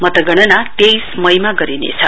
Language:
Nepali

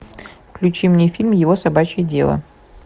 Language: Russian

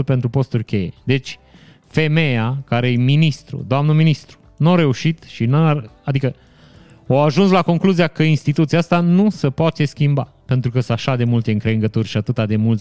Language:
Romanian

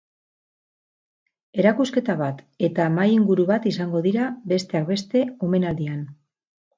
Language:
Basque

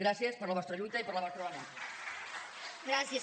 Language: Catalan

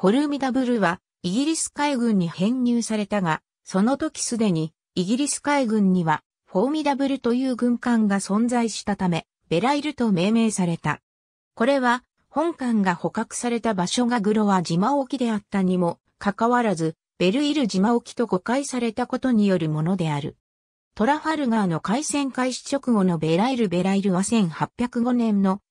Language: Japanese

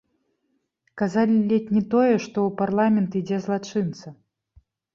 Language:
Belarusian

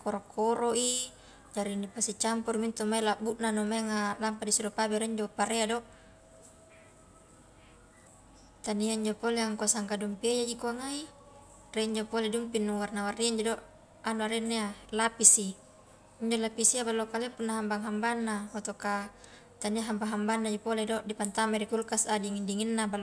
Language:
Highland Konjo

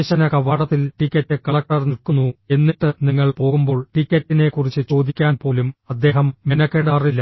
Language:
Malayalam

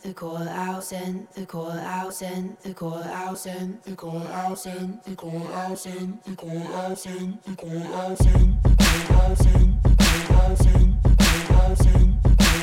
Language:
Greek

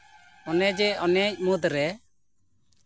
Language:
Santali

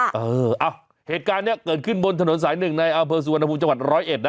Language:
Thai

